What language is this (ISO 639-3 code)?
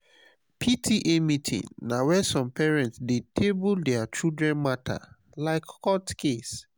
pcm